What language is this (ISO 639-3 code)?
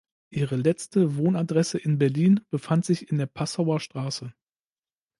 deu